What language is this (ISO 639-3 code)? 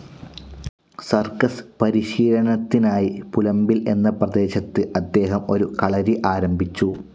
mal